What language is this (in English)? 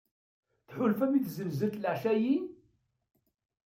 Kabyle